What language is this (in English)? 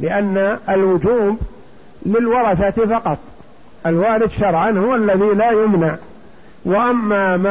Arabic